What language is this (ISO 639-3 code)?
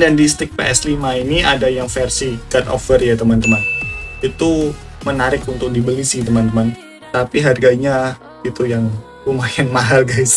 ind